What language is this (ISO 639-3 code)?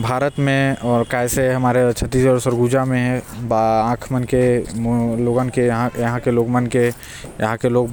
kfp